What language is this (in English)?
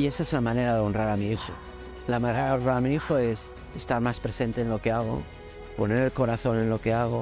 Spanish